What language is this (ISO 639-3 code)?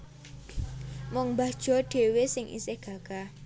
jav